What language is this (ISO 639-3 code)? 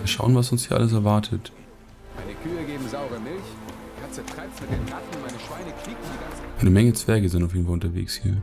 deu